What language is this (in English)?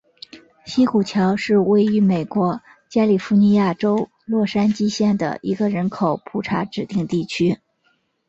Chinese